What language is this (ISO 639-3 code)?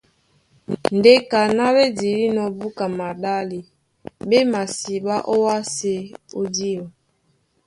dua